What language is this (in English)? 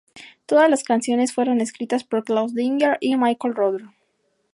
Spanish